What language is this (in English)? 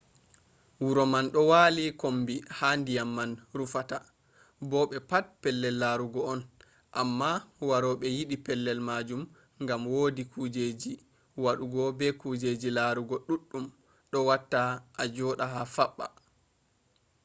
Fula